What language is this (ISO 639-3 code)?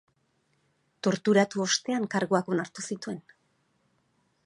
eus